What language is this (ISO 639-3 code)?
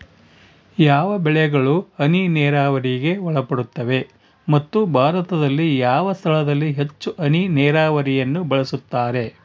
kan